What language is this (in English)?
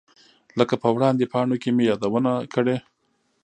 Pashto